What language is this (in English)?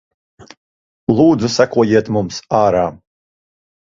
Latvian